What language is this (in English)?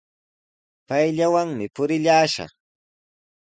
Sihuas Ancash Quechua